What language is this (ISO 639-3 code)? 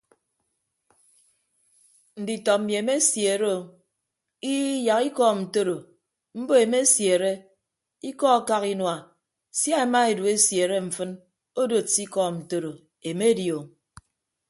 ibb